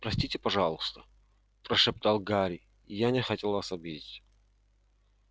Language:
Russian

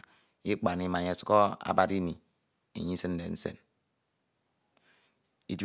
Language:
Ito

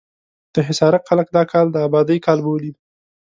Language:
Pashto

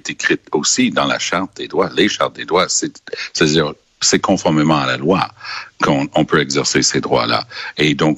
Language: French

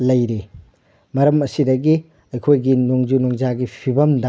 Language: Manipuri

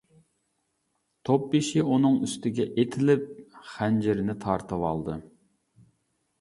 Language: Uyghur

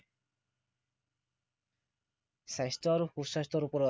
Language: Assamese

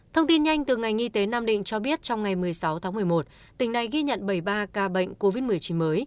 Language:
Vietnamese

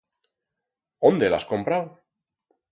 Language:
Aragonese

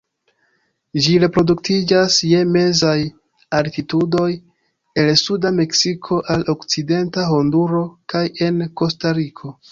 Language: Esperanto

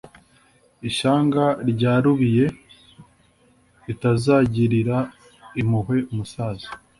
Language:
Kinyarwanda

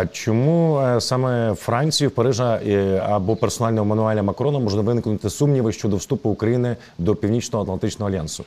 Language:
Ukrainian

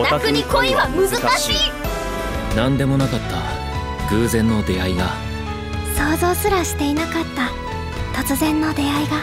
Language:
Japanese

